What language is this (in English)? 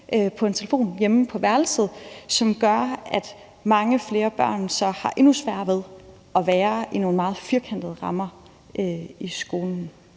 Danish